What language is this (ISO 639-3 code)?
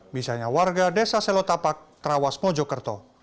ind